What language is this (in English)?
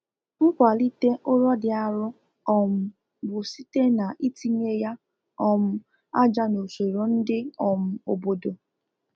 Igbo